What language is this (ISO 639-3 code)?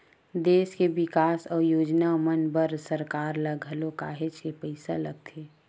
hne